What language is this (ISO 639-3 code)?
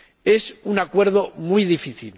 spa